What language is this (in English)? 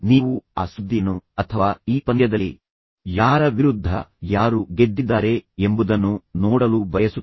Kannada